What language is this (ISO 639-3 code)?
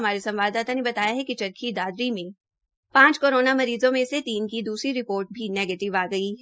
hin